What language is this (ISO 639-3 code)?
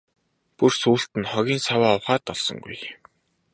mon